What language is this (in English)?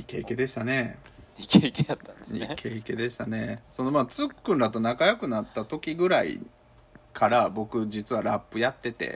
Japanese